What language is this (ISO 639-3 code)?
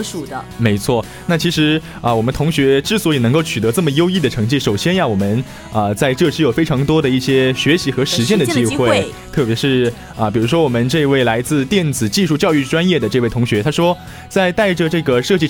zho